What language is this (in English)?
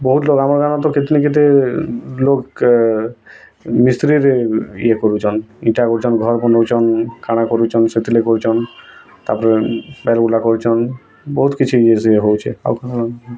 Odia